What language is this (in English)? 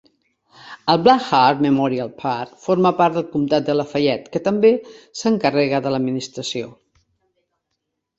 Catalan